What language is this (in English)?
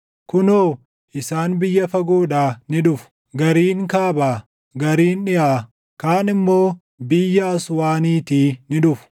Oromo